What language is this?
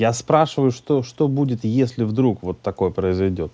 Russian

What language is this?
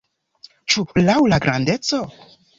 Esperanto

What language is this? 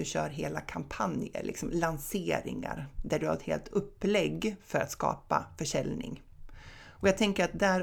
Swedish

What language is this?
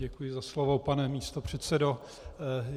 Czech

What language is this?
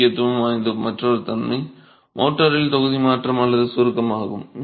Tamil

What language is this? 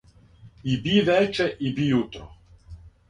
Serbian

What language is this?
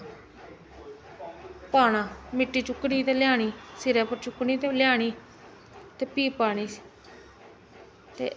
Dogri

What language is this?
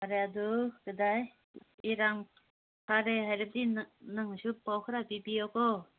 Manipuri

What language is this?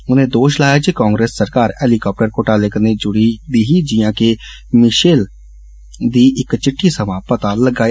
Dogri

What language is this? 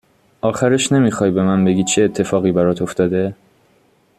Persian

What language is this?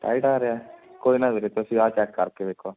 Punjabi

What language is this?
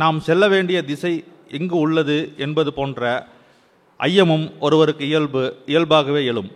Tamil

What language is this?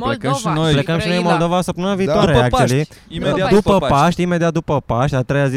Romanian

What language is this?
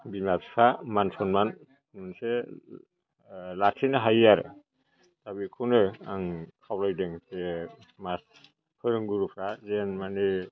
Bodo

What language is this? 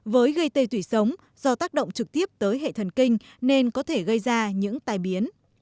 Vietnamese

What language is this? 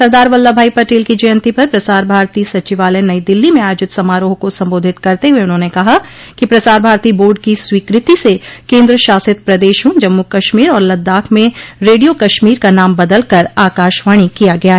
Hindi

